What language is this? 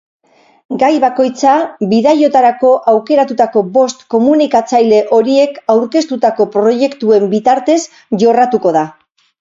Basque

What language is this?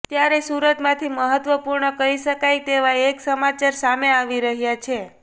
Gujarati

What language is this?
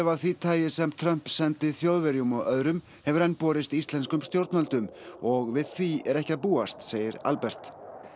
Icelandic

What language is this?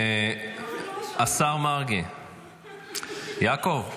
Hebrew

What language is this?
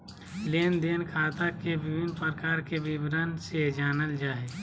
Magahi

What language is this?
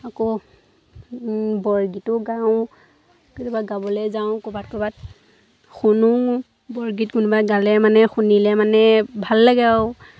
Assamese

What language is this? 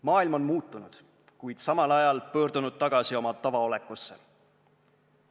Estonian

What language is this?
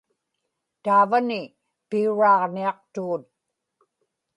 Inupiaq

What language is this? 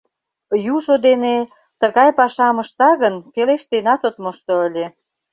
Mari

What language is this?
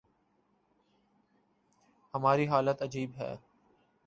Urdu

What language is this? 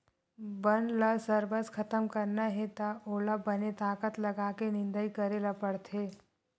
Chhattisgarhi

